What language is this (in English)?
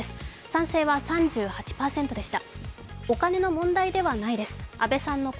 Japanese